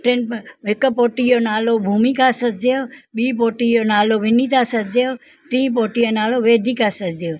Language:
Sindhi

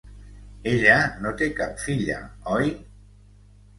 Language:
Catalan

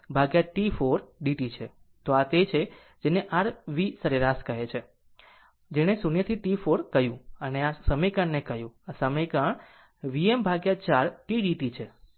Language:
Gujarati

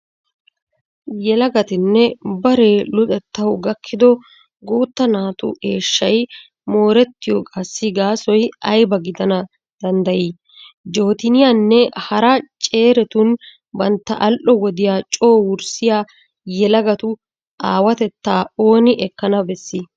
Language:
Wolaytta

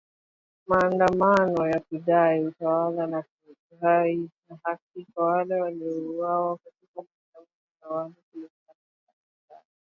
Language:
Swahili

